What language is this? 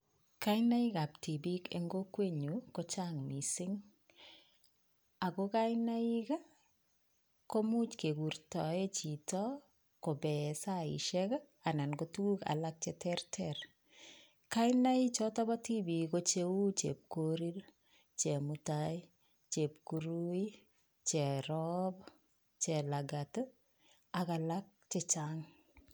Kalenjin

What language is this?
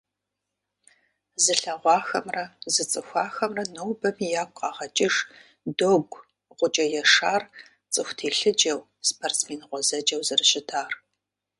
Kabardian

